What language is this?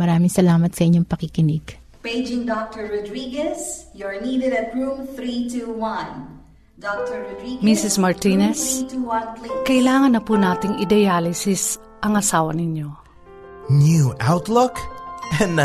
Filipino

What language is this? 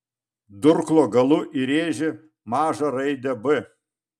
Lithuanian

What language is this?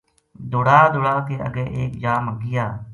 Gujari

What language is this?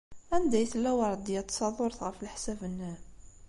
Kabyle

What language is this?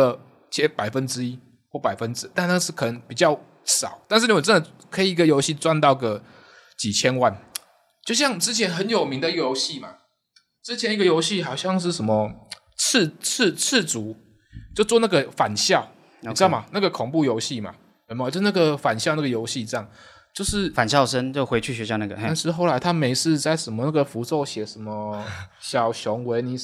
Chinese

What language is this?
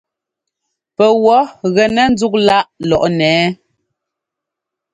Ngomba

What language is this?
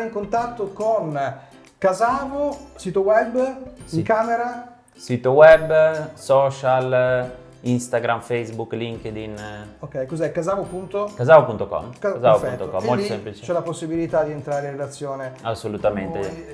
Italian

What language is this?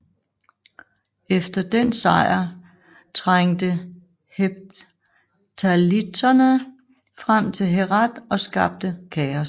Danish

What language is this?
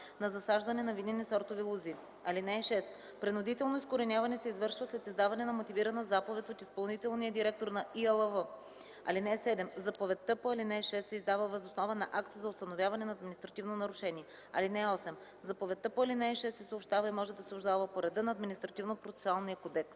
Bulgarian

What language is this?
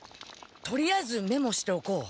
Japanese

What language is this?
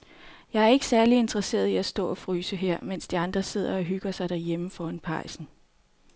Danish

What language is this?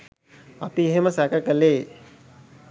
Sinhala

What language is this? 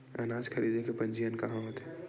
Chhattisgarhi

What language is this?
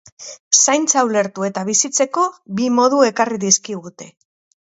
Basque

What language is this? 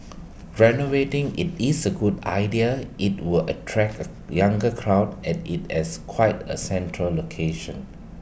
English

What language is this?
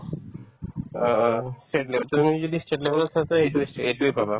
Assamese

